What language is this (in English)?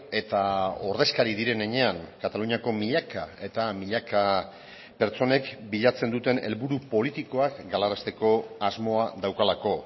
Basque